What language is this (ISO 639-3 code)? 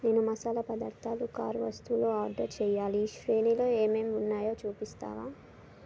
tel